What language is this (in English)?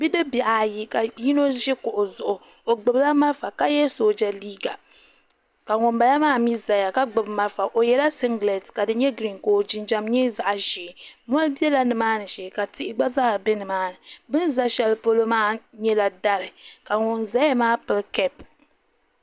Dagbani